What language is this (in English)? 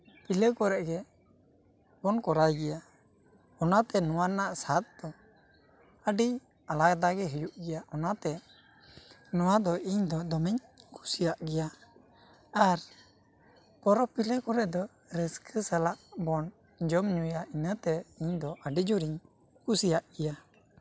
Santali